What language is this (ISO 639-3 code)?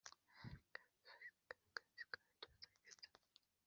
kin